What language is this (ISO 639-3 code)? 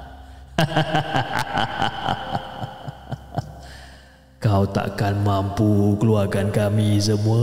msa